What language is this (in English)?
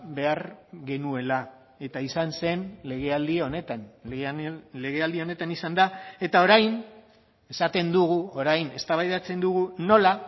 Basque